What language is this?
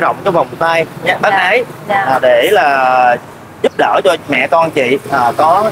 Vietnamese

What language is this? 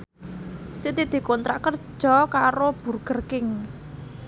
Javanese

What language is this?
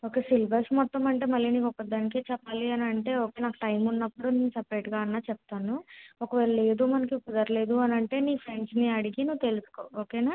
Telugu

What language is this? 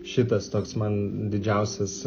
Lithuanian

